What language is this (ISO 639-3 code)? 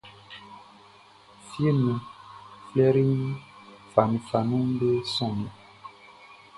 bci